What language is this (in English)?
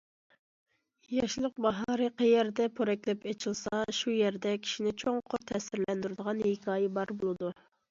Uyghur